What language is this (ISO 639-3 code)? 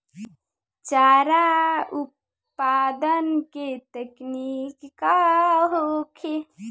bho